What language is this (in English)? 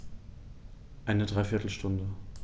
German